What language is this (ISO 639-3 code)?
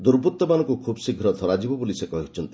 ori